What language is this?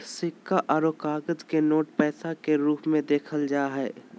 Magahi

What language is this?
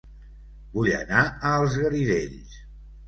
Catalan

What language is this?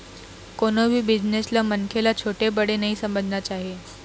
Chhattisgarhi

